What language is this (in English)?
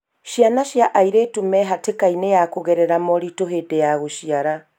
Kikuyu